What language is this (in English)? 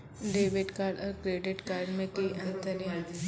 Maithili